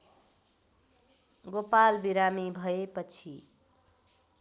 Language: Nepali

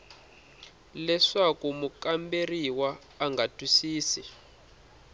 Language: Tsonga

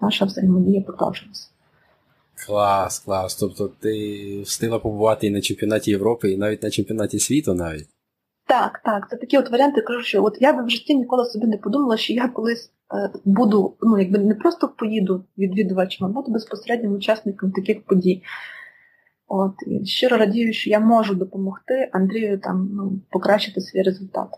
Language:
Ukrainian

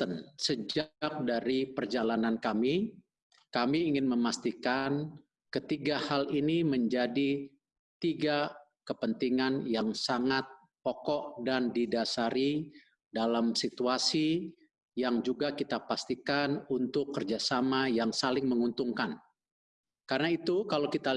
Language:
Indonesian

